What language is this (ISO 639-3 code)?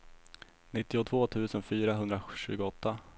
swe